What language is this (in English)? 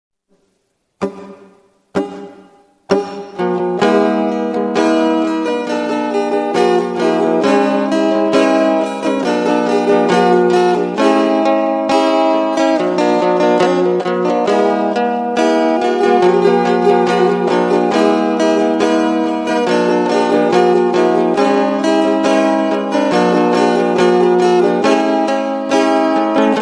Indonesian